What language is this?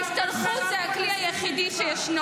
Hebrew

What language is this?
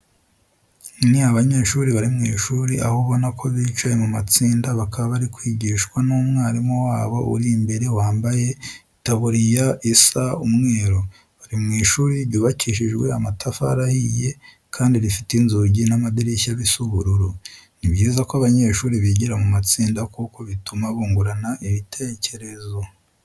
Kinyarwanda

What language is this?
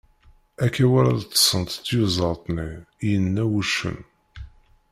Kabyle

